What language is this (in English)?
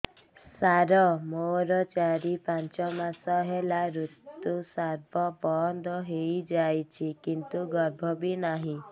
Odia